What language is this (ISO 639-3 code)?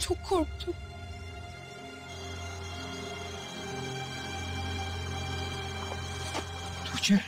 tur